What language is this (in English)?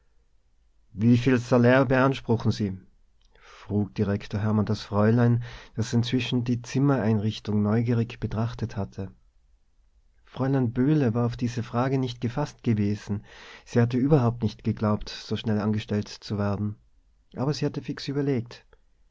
German